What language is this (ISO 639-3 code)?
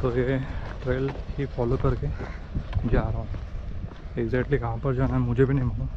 hin